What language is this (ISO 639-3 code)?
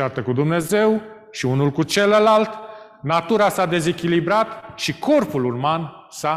ron